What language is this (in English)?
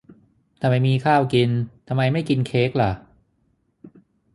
Thai